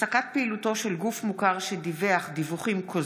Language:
Hebrew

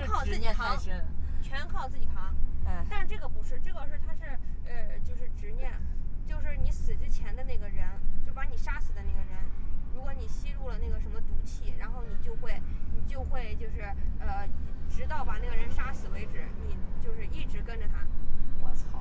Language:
Chinese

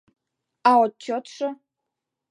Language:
Mari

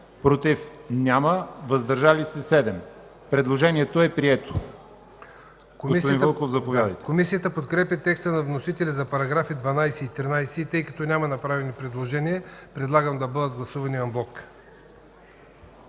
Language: Bulgarian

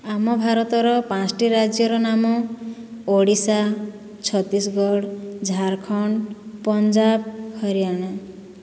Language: Odia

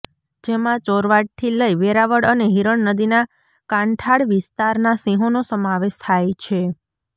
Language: Gujarati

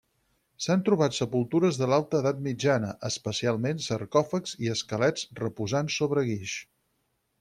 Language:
Catalan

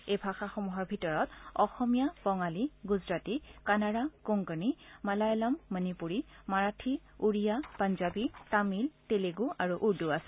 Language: Assamese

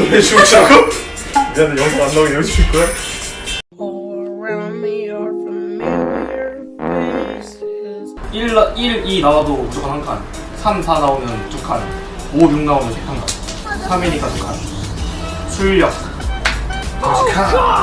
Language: Korean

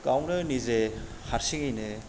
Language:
Bodo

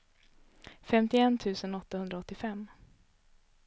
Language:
Swedish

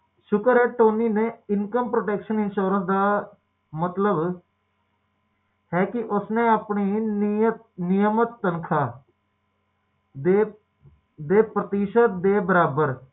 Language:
Punjabi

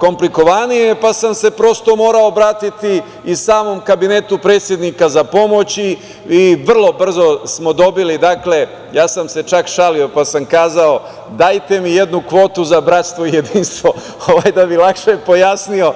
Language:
Serbian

